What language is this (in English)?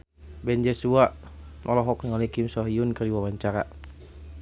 Sundanese